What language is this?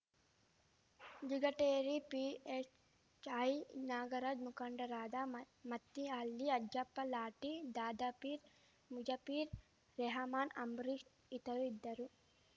Kannada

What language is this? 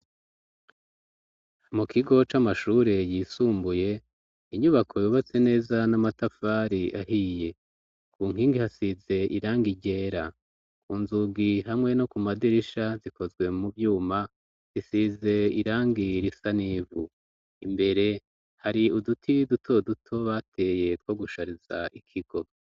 Rundi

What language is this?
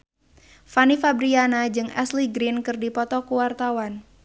Sundanese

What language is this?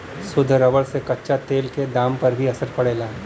Bhojpuri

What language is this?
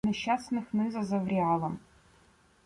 Ukrainian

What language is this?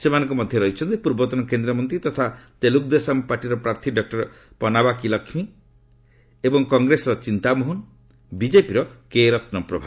Odia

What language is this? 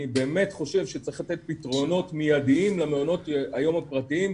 Hebrew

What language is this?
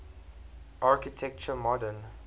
English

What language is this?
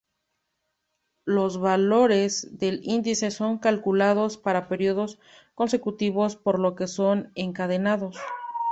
Spanish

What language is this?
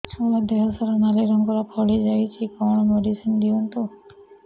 Odia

